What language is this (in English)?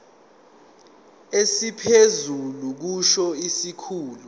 Zulu